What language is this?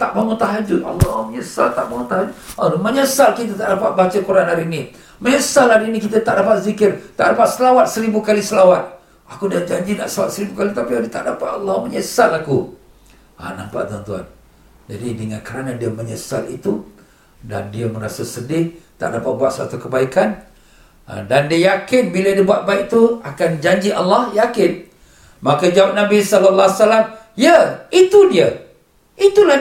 Malay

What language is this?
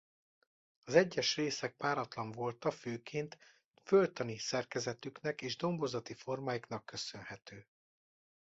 Hungarian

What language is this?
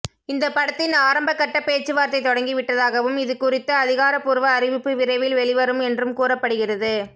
Tamil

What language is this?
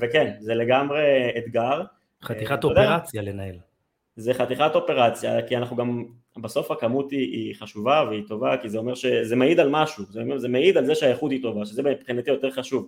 Hebrew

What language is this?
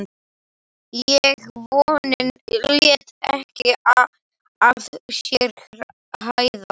Icelandic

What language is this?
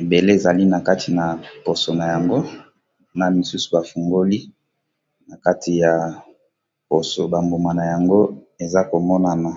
Lingala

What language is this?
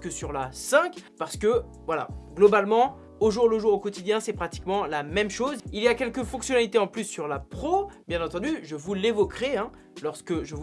French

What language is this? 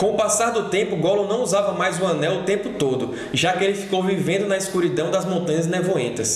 Portuguese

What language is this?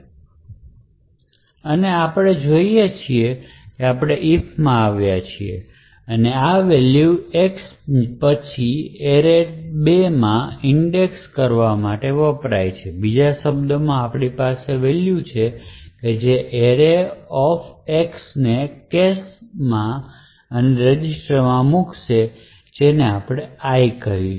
Gujarati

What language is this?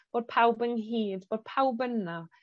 Welsh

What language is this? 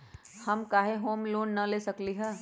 Magahi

